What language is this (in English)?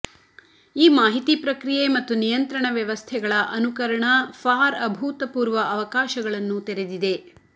Kannada